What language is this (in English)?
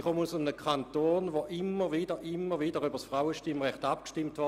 Swiss German